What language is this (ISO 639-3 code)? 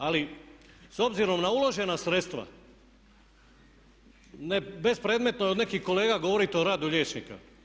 hrv